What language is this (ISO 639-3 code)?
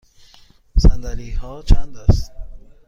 fas